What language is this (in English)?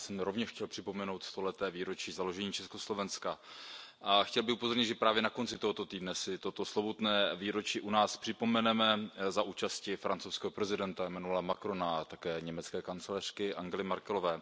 Czech